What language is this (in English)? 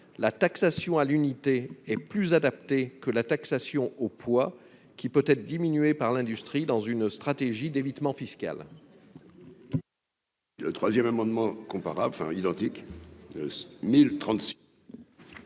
French